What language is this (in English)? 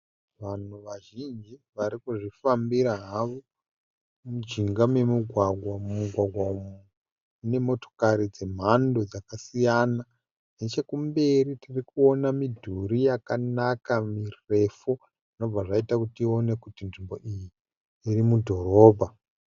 Shona